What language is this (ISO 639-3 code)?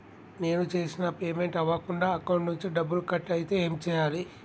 tel